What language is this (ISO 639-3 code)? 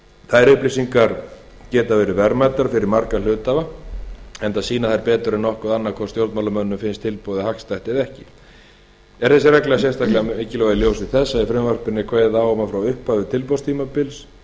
isl